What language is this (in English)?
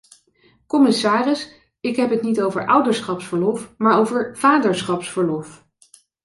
Dutch